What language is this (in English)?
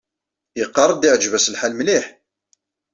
Kabyle